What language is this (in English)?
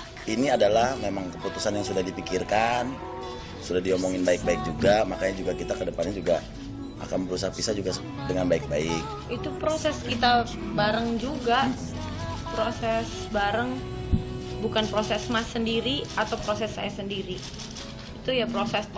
Indonesian